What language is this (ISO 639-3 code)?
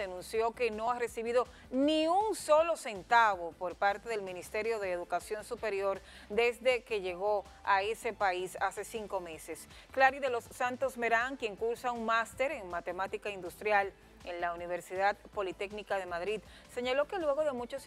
spa